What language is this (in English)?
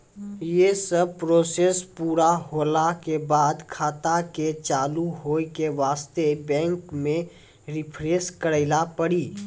Maithili